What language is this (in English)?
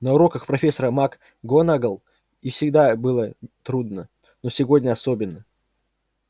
Russian